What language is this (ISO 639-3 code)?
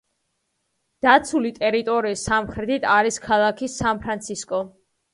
kat